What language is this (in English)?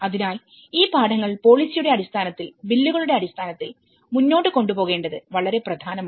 Malayalam